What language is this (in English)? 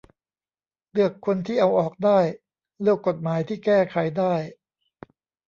Thai